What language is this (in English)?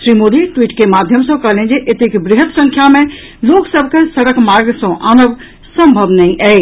Maithili